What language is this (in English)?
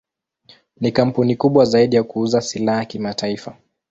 Swahili